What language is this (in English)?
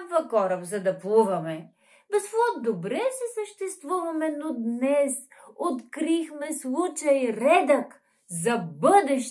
Bulgarian